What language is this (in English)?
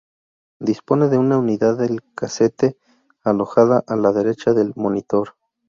Spanish